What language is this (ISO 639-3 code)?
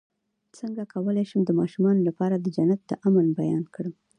pus